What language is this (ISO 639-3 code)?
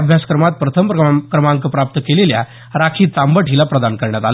mar